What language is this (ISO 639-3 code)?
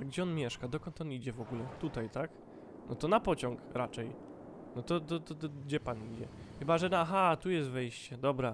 pol